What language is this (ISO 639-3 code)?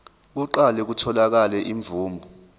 zul